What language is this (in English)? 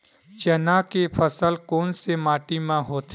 Chhattisgarhi